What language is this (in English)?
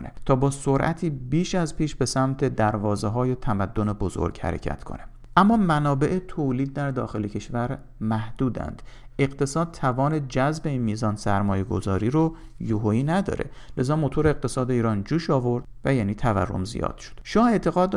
Persian